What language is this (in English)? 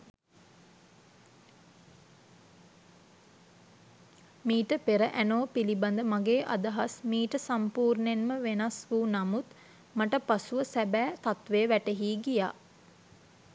Sinhala